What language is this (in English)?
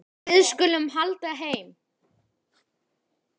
Icelandic